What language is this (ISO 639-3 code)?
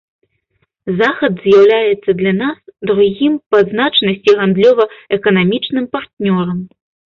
bel